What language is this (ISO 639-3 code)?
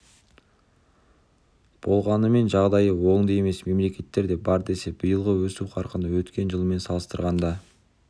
kaz